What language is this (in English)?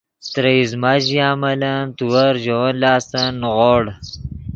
Yidgha